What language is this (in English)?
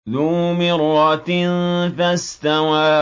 Arabic